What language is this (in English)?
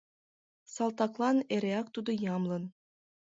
Mari